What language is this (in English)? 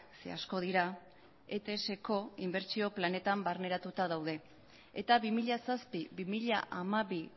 Basque